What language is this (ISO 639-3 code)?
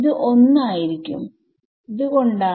mal